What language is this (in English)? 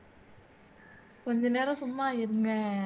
Tamil